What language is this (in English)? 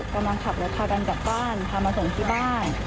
Thai